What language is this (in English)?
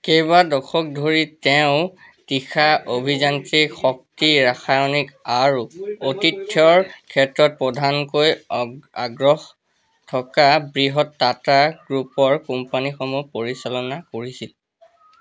Assamese